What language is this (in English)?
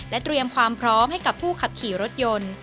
Thai